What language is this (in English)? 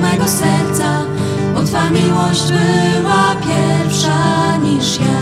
Polish